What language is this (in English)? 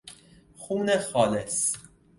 Persian